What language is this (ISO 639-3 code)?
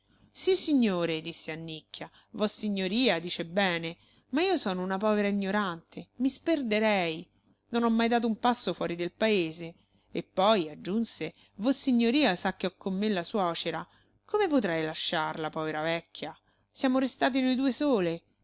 ita